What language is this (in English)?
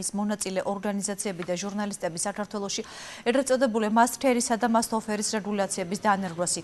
Romanian